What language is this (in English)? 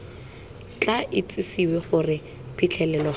Tswana